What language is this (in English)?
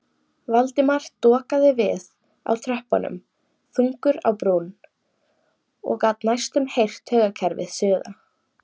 Icelandic